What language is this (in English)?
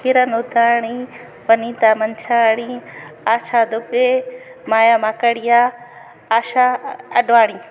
Sindhi